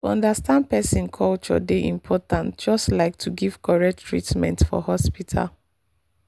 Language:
Nigerian Pidgin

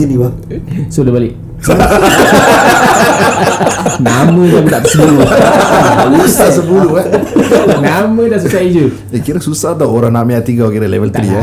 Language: Malay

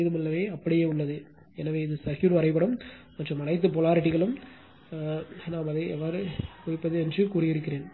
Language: Tamil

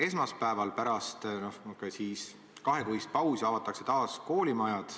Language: Estonian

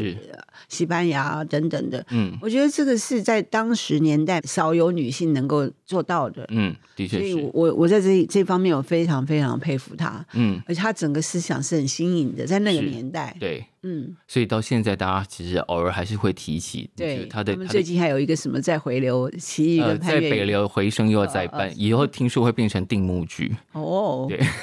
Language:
Chinese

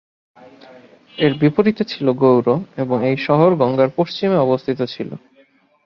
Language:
Bangla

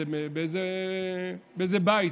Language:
Hebrew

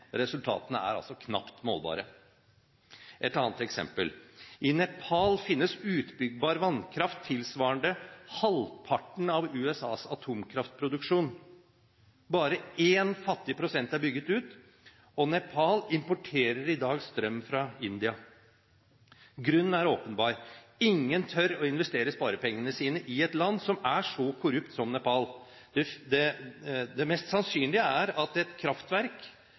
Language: Norwegian Bokmål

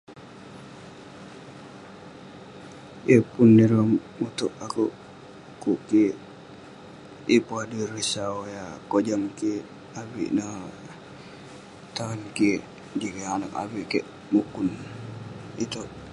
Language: Western Penan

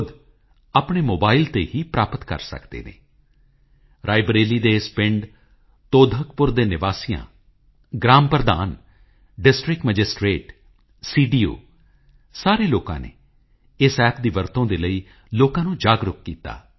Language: Punjabi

